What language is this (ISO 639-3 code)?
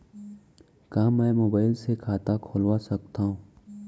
hne